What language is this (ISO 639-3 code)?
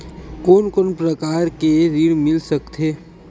hne